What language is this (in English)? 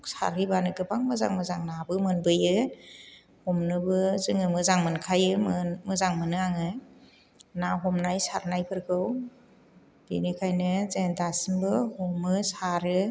Bodo